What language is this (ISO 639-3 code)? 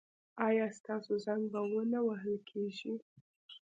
pus